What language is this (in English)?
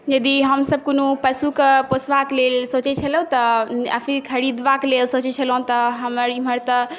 Maithili